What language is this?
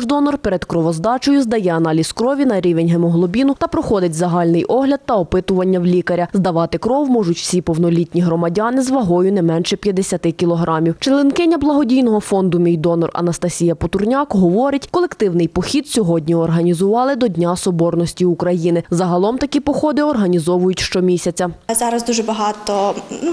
Ukrainian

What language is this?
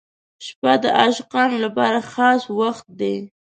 Pashto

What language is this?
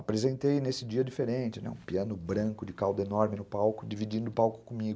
Portuguese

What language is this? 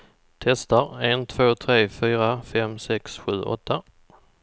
Swedish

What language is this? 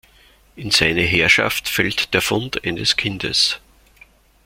German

